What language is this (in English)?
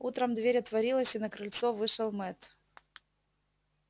Russian